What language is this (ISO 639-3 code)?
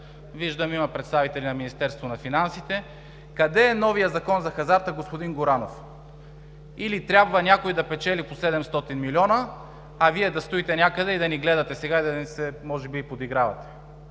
bul